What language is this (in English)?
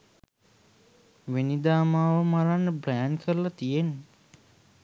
Sinhala